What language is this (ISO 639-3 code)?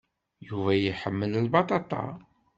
kab